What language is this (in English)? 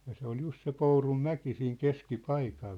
Finnish